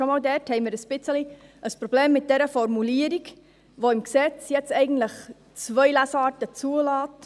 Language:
Swiss German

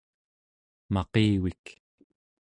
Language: Central Yupik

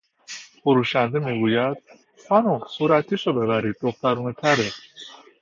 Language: Persian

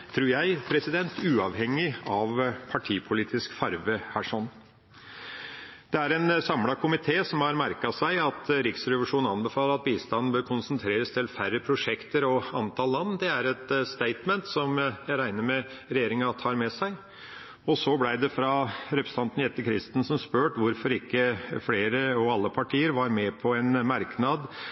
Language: Norwegian Bokmål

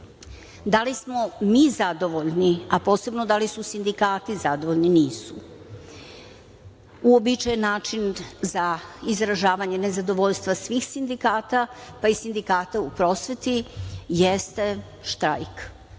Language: Serbian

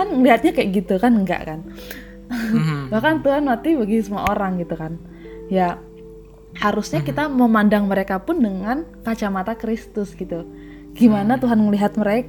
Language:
Indonesian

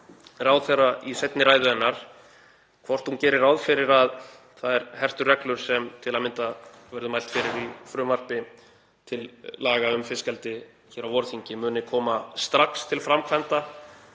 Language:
Icelandic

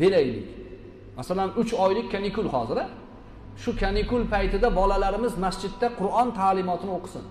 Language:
Turkish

